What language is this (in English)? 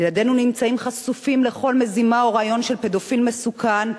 Hebrew